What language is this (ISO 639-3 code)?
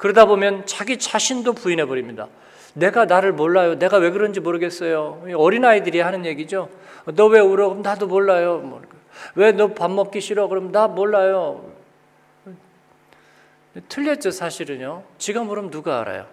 kor